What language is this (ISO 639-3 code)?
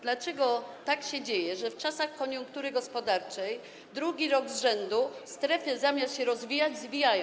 pol